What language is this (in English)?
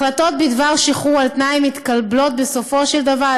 Hebrew